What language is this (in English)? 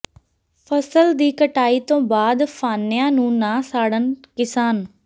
Punjabi